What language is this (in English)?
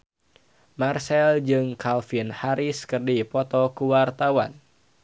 Sundanese